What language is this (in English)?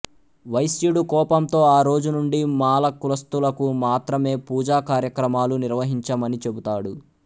Telugu